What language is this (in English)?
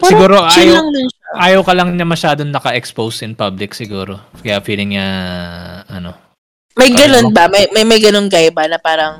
Filipino